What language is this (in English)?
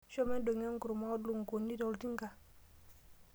Masai